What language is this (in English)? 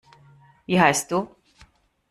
German